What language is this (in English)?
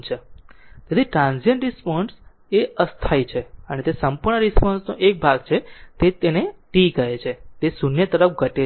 Gujarati